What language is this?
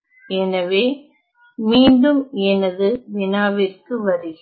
Tamil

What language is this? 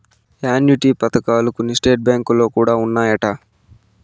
Telugu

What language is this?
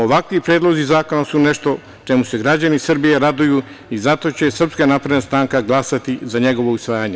Serbian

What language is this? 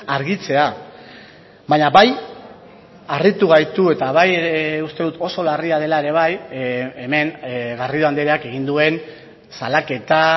Basque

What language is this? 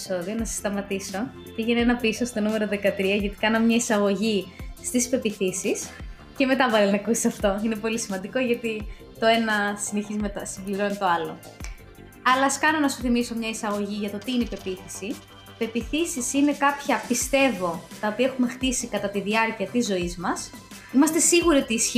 Greek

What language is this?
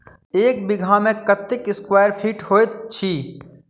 Maithili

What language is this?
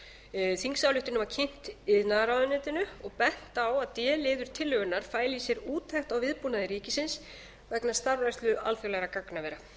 Icelandic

